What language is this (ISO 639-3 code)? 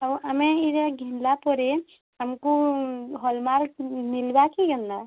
ori